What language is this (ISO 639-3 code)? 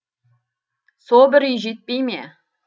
kaz